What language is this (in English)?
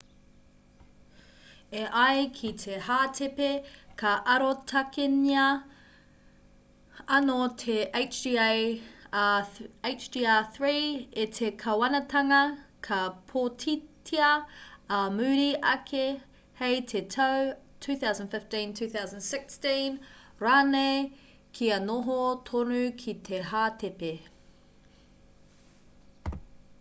Māori